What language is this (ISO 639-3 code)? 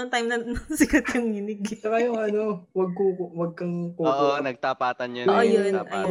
fil